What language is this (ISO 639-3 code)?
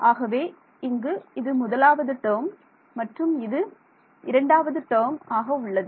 tam